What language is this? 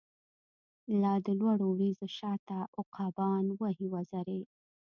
Pashto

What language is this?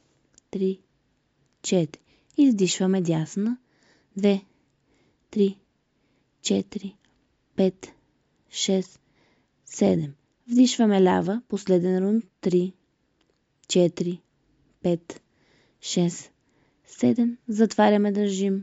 Bulgarian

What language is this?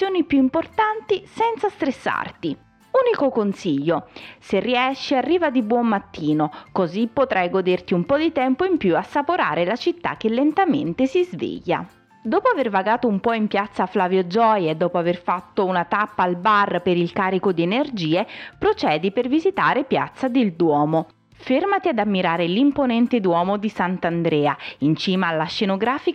Italian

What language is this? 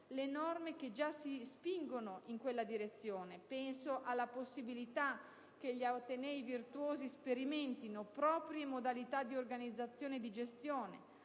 Italian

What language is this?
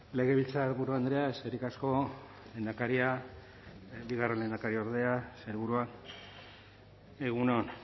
Basque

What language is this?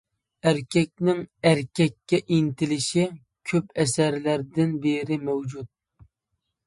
Uyghur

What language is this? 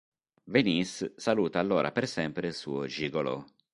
Italian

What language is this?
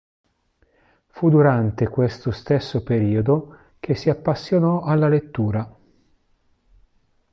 Italian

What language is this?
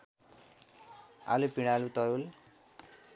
Nepali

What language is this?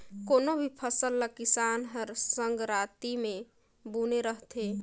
Chhattisgarhi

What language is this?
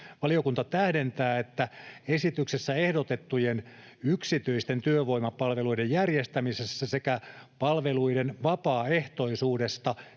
Finnish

